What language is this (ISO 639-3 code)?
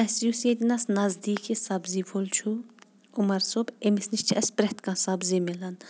kas